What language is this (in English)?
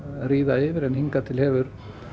Icelandic